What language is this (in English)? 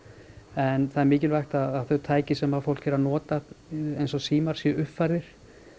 Icelandic